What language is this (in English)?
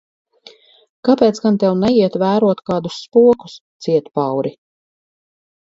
Latvian